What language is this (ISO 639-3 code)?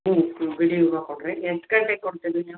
kan